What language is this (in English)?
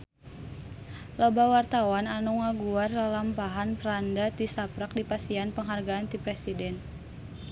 Sundanese